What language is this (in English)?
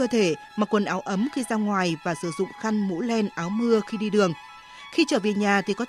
Vietnamese